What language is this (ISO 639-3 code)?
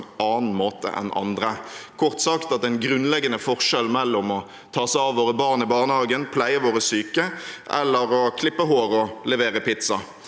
nor